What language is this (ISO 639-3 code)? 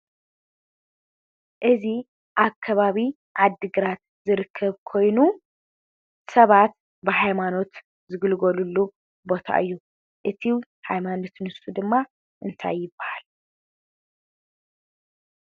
tir